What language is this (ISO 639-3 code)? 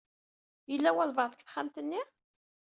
kab